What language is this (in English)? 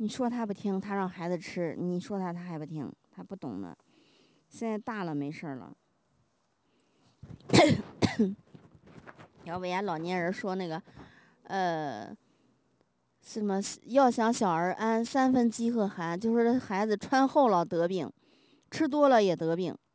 Chinese